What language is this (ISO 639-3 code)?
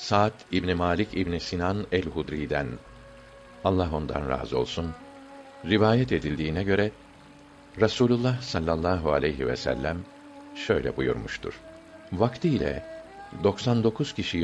tur